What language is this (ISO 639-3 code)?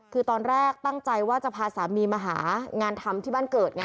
tha